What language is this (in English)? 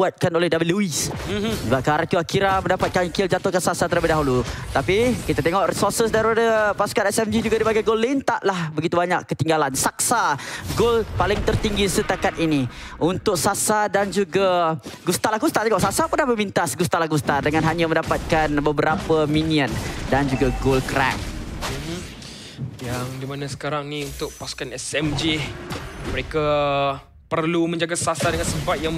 Malay